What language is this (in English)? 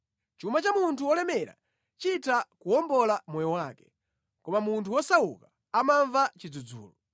Nyanja